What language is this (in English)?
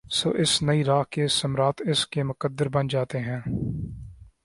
Urdu